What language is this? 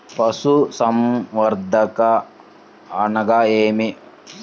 Telugu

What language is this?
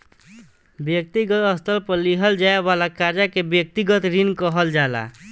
Bhojpuri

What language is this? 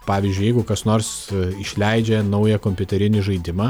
Lithuanian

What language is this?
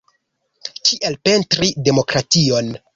Esperanto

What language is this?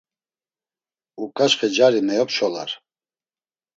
Laz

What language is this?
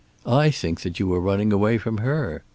English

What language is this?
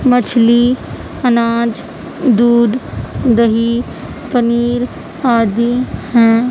Urdu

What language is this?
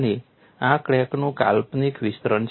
Gujarati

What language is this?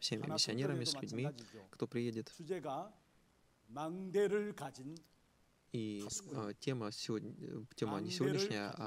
Russian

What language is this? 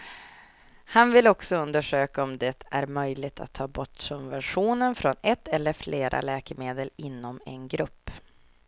Swedish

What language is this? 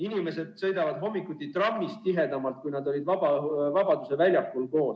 Estonian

